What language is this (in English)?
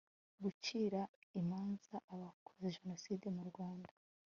Kinyarwanda